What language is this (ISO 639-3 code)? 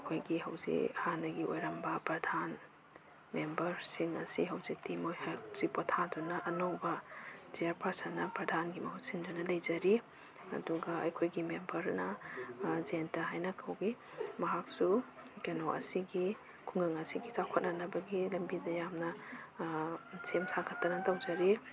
mni